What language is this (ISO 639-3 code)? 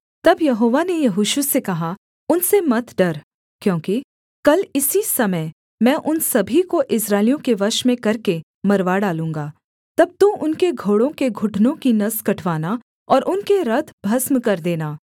hin